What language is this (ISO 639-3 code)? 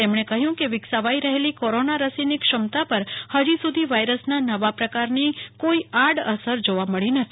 guj